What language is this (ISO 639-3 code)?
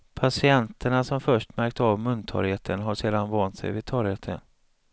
swe